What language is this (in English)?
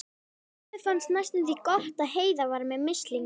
Icelandic